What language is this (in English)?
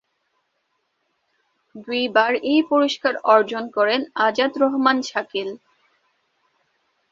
Bangla